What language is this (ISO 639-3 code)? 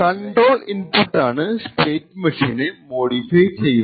mal